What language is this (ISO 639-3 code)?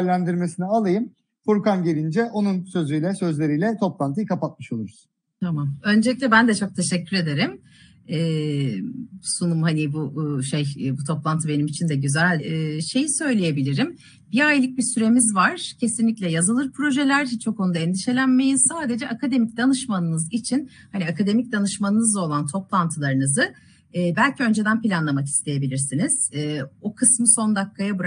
tur